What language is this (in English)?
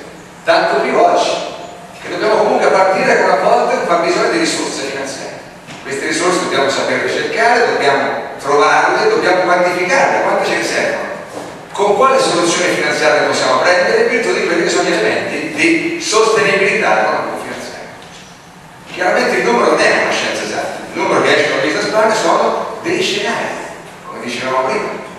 Italian